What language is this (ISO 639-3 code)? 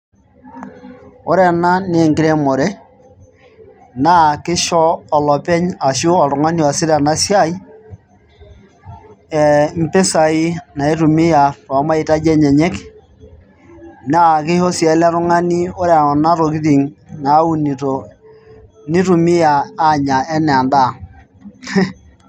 mas